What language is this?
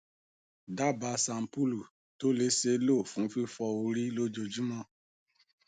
Yoruba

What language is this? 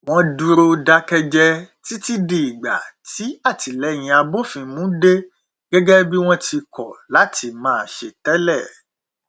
Yoruba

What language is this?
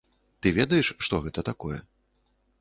Belarusian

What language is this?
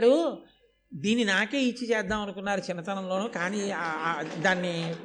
Telugu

